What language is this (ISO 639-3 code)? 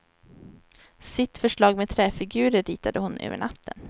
swe